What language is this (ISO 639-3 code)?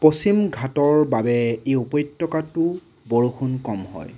asm